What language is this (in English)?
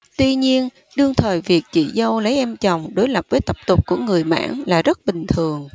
Vietnamese